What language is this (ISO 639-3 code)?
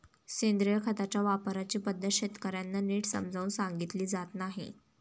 mar